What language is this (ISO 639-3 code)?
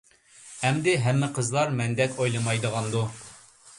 uig